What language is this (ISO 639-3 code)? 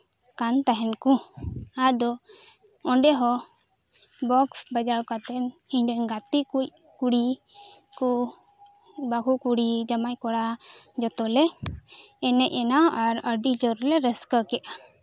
sat